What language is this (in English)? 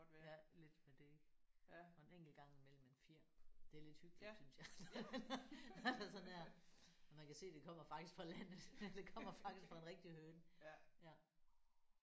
Danish